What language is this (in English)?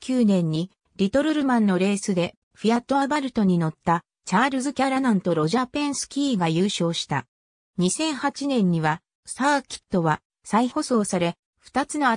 Japanese